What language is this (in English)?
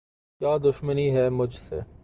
Urdu